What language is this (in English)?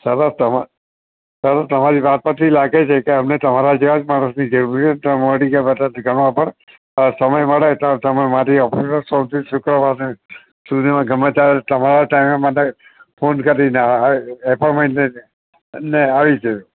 Gujarati